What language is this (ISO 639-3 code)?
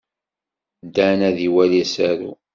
kab